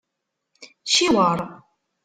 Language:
Kabyle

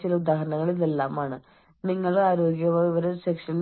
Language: Malayalam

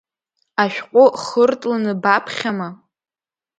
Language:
Abkhazian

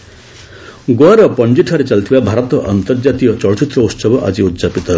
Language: Odia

